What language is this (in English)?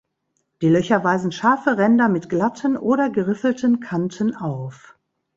German